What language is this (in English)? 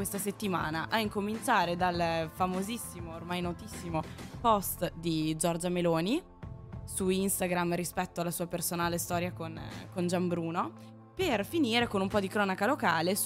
Italian